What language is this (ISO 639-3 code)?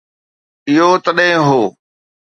snd